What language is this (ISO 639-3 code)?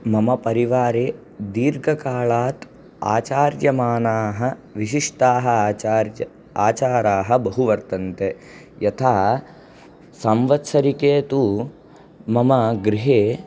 san